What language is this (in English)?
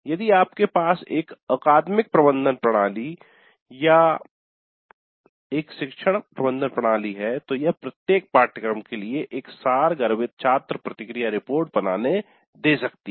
Hindi